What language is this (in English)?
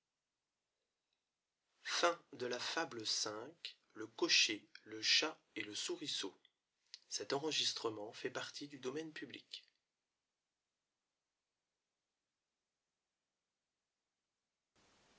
French